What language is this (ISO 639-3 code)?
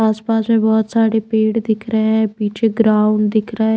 hin